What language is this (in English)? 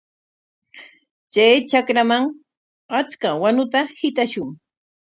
Corongo Ancash Quechua